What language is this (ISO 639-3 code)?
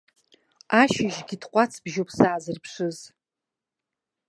abk